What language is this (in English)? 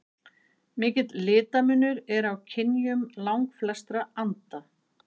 Icelandic